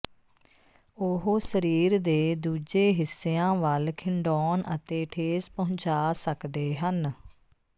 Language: Punjabi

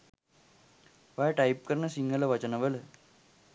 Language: Sinhala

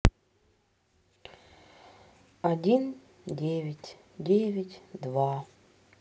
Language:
Russian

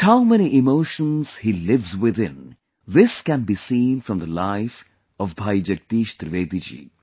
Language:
English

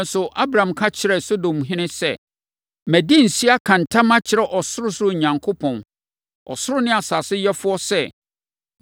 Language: Akan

